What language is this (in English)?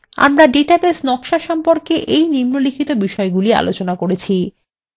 Bangla